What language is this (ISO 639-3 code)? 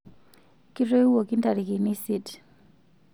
mas